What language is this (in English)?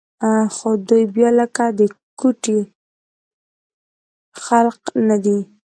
Pashto